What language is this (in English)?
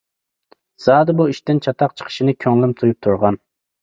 Uyghur